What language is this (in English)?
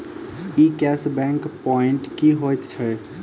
Maithili